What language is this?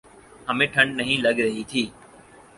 Urdu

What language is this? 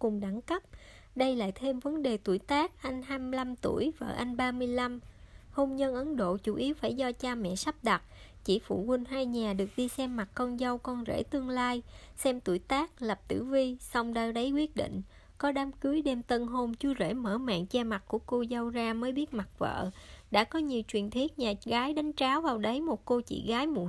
Vietnamese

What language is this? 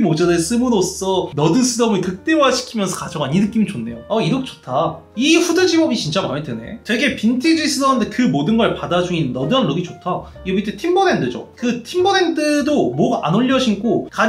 Korean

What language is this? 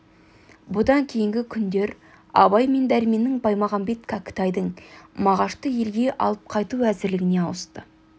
Kazakh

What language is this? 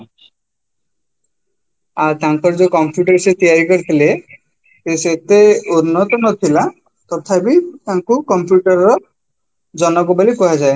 Odia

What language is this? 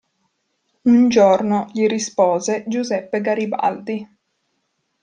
Italian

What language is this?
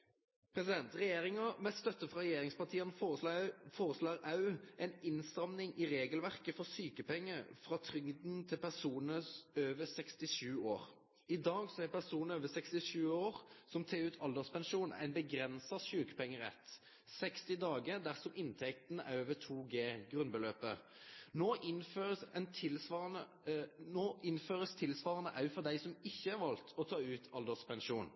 Norwegian Nynorsk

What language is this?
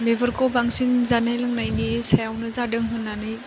Bodo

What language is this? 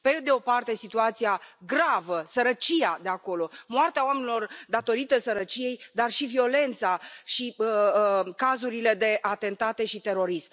Romanian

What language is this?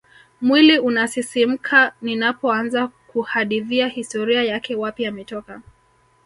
Swahili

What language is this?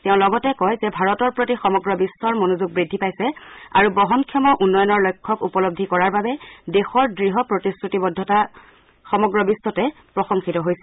Assamese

